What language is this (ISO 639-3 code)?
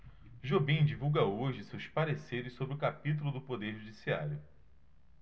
por